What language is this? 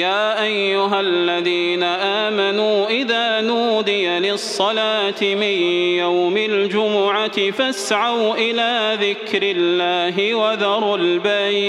Arabic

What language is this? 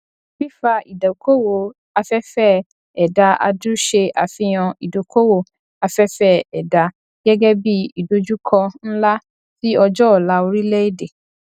Yoruba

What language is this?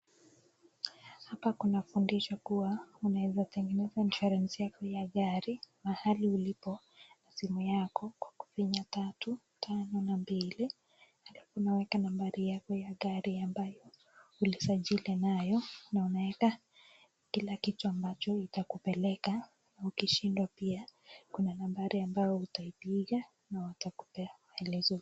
Swahili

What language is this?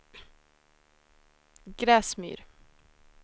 Swedish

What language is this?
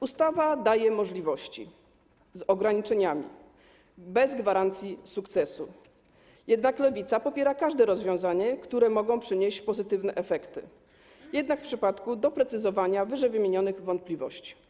Polish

